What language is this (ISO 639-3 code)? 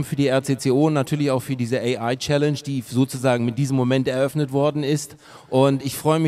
deu